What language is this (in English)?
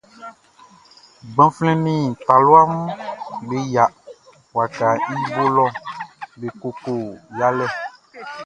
Baoulé